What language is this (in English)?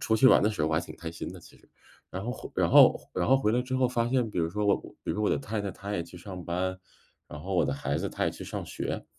Chinese